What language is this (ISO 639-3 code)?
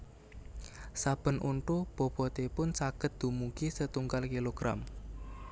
jav